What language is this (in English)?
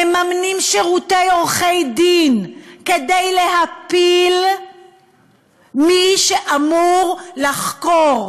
Hebrew